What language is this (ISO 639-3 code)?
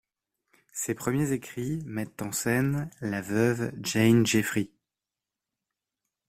fra